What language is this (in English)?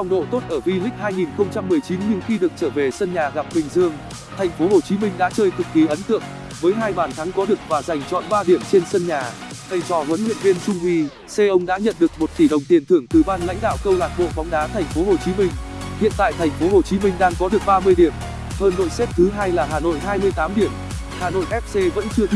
Vietnamese